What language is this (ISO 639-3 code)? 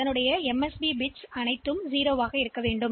tam